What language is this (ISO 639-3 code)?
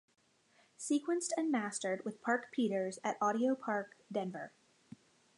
eng